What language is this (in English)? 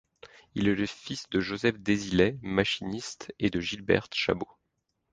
French